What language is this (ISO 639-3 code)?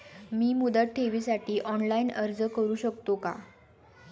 mar